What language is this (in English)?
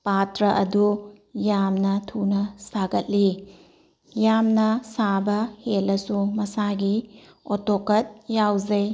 Manipuri